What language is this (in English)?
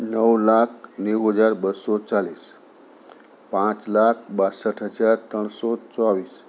Gujarati